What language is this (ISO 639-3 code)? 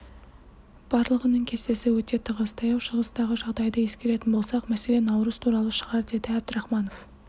kaz